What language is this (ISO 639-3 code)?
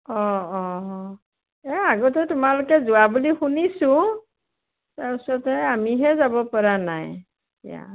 asm